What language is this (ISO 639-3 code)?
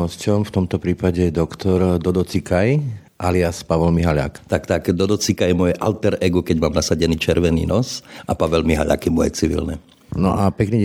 slk